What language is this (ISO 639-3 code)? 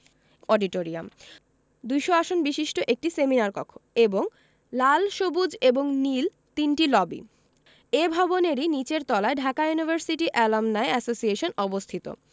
ben